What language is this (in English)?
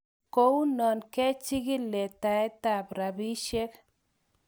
Kalenjin